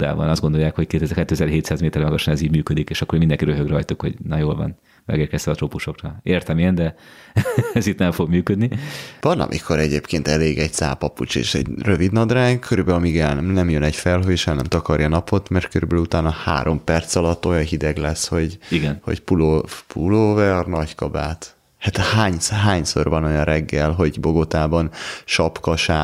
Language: Hungarian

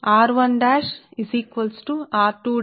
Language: Telugu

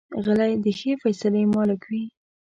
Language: Pashto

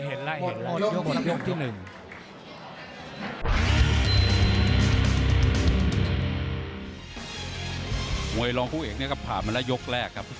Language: Thai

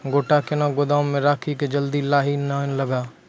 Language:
Maithili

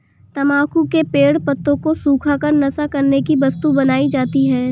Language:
Hindi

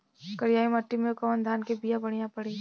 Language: Bhojpuri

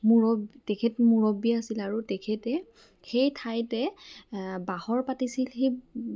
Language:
Assamese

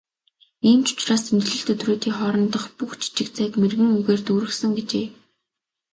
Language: Mongolian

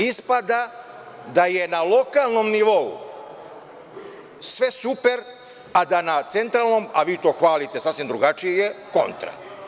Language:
Serbian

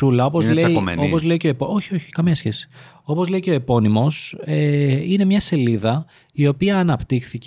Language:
Greek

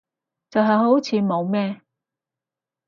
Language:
Cantonese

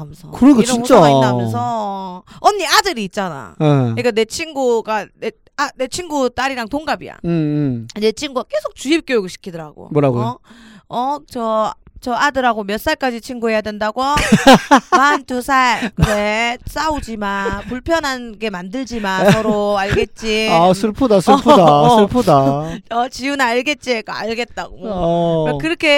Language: Korean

